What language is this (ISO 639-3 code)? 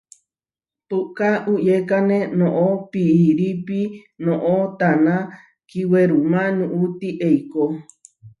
var